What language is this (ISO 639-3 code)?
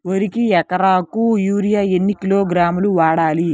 tel